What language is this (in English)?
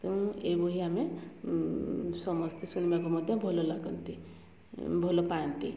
Odia